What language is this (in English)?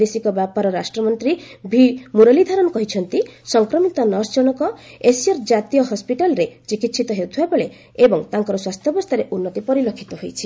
Odia